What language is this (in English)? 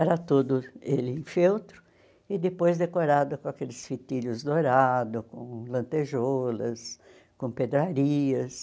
Portuguese